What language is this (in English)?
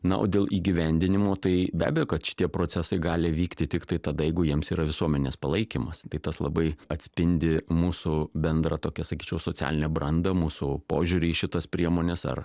Lithuanian